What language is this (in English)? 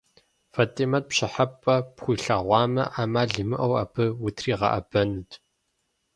Kabardian